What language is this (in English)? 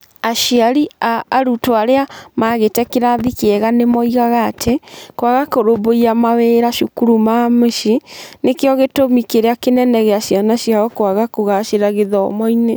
Kikuyu